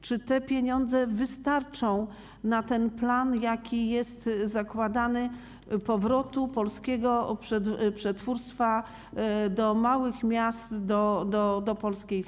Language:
Polish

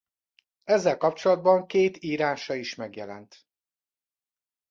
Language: Hungarian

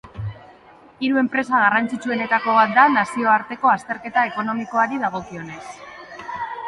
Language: Basque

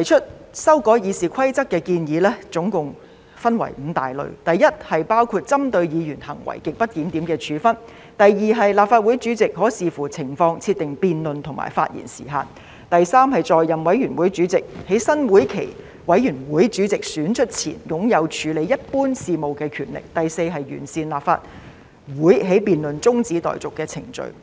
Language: Cantonese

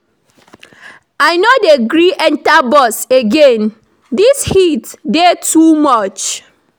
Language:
Nigerian Pidgin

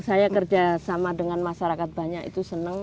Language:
Indonesian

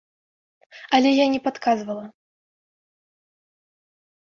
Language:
Belarusian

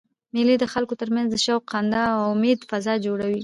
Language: Pashto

